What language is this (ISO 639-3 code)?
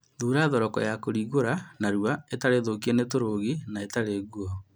kik